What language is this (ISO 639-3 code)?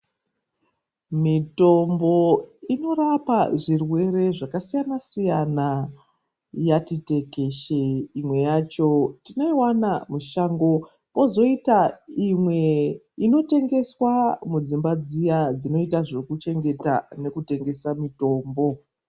ndc